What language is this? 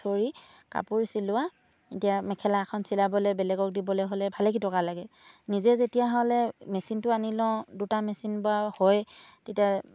Assamese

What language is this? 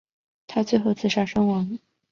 Chinese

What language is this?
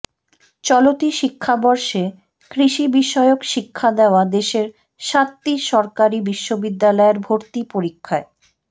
Bangla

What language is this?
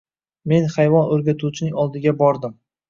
Uzbek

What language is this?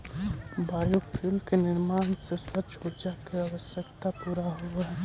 Magahi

